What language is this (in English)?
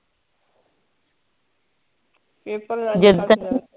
Punjabi